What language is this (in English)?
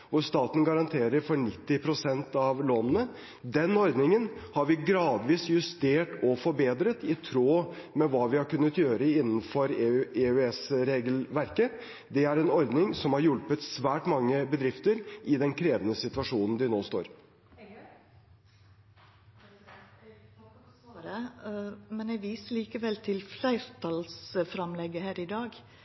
Norwegian